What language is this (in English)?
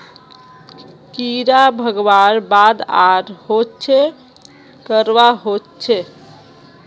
Magahi